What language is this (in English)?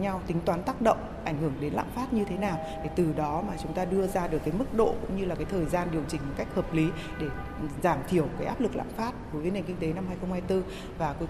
Vietnamese